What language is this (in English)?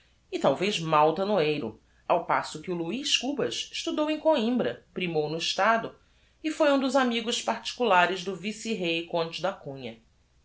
Portuguese